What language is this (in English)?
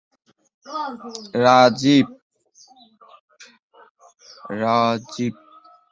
Bangla